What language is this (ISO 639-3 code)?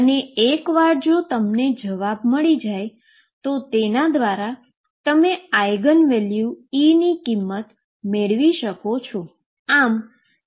guj